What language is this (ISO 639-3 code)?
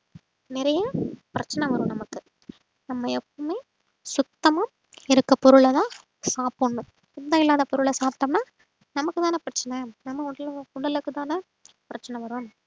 tam